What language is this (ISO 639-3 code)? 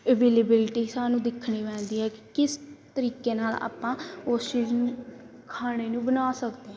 pan